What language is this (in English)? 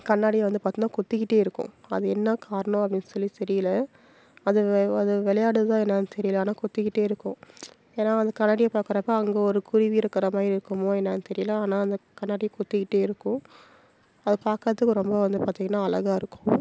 Tamil